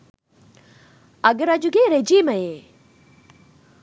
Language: Sinhala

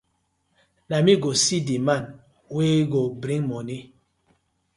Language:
Nigerian Pidgin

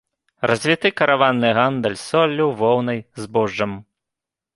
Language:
Belarusian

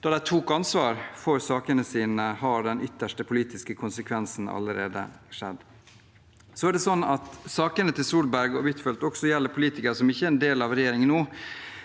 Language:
Norwegian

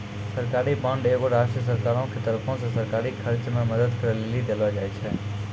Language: Maithili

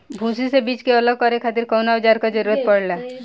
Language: Bhojpuri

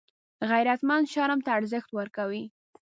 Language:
Pashto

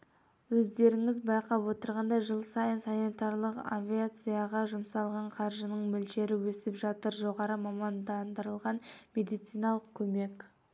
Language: Kazakh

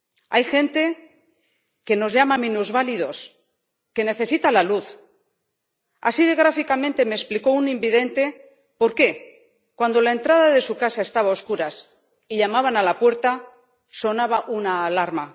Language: Spanish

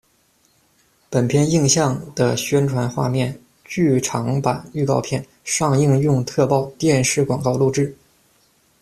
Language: Chinese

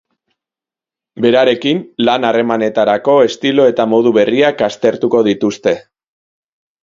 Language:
Basque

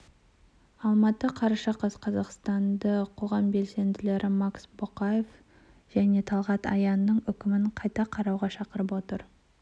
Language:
Kazakh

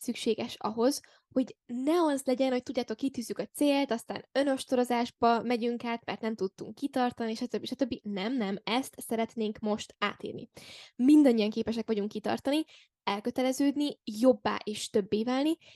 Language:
Hungarian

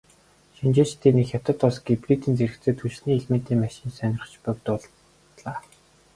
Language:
Mongolian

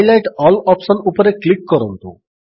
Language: Odia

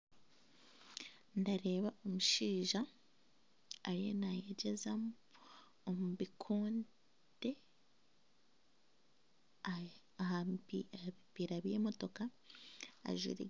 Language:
Nyankole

